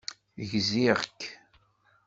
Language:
Kabyle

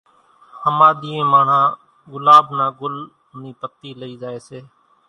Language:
Kachi Koli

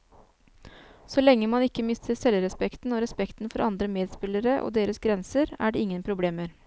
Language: Norwegian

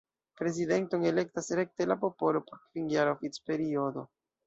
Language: Esperanto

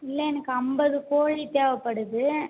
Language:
Tamil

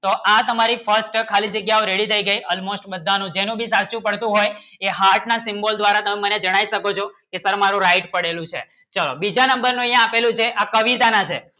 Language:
Gujarati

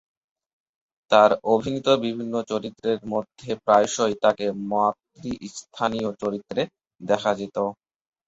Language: Bangla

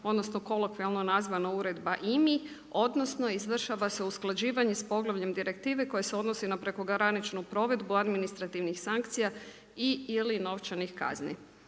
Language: Croatian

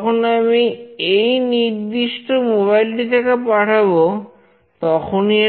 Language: Bangla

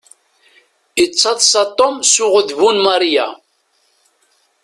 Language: Kabyle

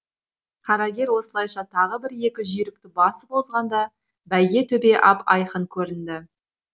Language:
Kazakh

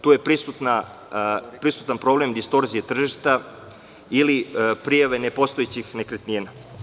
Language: Serbian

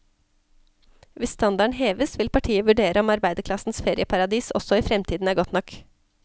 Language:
Norwegian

